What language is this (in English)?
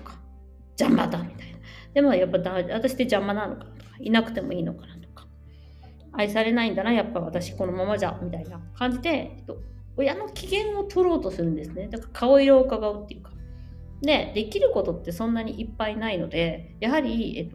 Japanese